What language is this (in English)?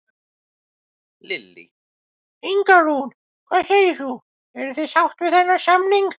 Icelandic